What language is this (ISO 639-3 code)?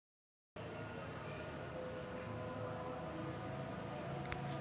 mar